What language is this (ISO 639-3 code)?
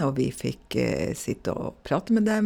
nor